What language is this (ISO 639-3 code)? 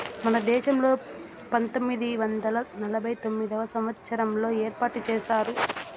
tel